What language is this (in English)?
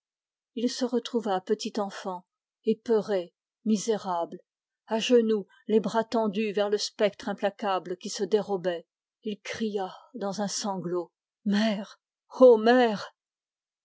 French